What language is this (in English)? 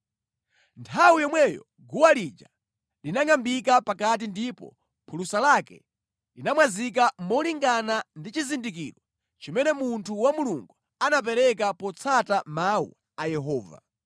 Nyanja